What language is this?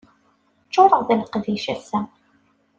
Kabyle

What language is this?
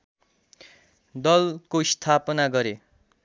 Nepali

